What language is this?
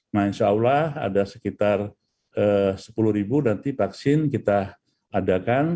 Indonesian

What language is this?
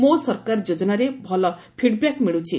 Odia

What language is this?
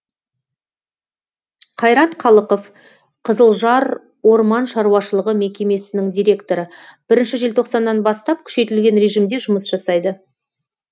Kazakh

